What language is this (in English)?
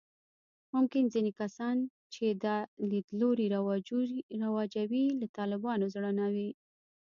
Pashto